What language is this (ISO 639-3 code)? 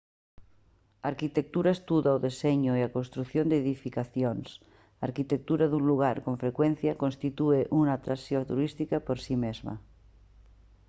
glg